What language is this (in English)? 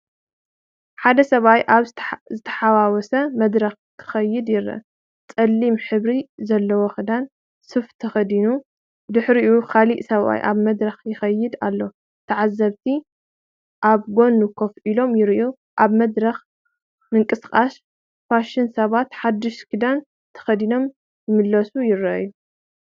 Tigrinya